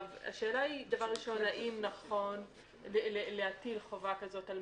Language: Hebrew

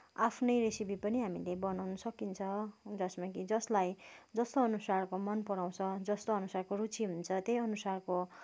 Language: Nepali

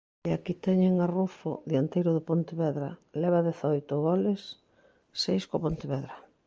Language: Galician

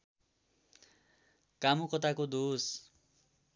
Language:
Nepali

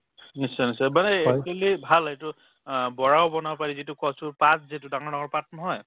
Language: Assamese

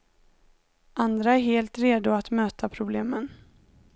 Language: Swedish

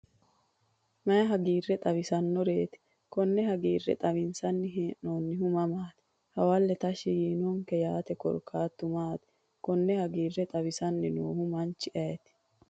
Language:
Sidamo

